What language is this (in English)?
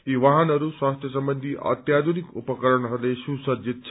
Nepali